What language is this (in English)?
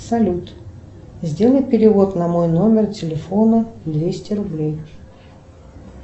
Russian